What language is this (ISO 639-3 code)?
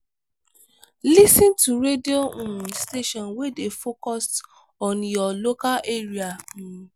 pcm